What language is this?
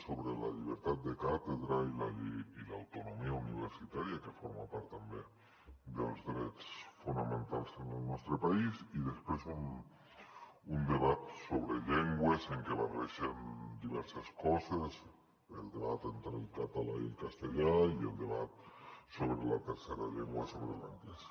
Catalan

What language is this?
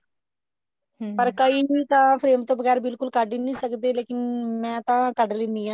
Punjabi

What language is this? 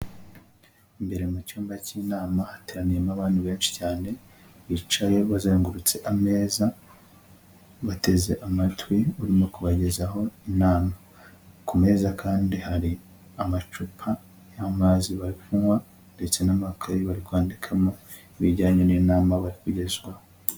Kinyarwanda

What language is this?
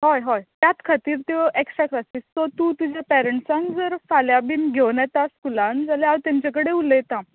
Konkani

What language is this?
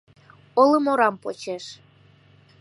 Mari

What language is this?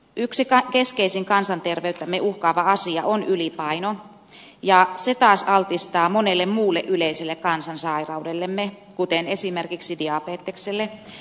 Finnish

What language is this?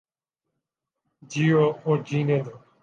Urdu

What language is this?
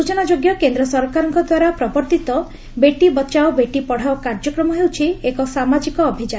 Odia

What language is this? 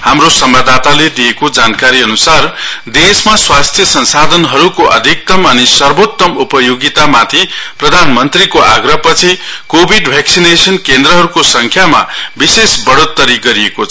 Nepali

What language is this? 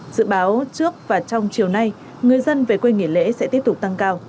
Vietnamese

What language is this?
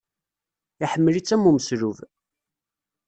Kabyle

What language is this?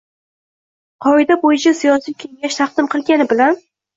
Uzbek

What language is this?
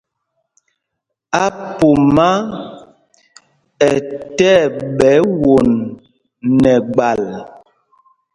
Mpumpong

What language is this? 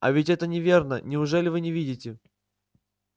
Russian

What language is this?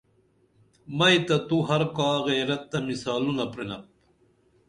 Dameli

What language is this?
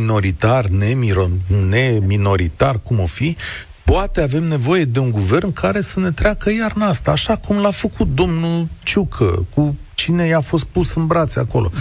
Romanian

